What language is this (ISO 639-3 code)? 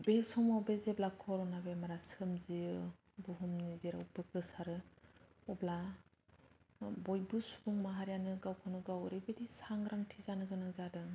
brx